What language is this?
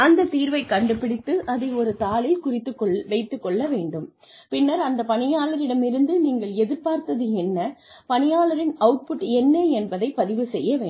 Tamil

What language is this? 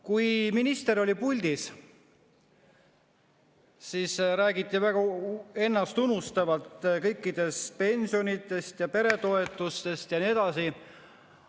Estonian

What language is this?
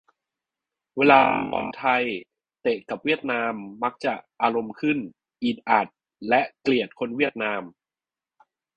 Thai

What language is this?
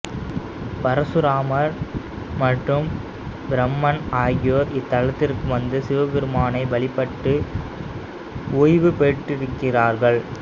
Tamil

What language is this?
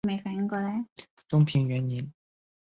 Chinese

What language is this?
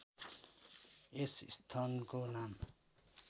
Nepali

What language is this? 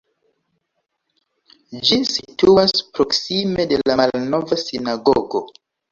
Esperanto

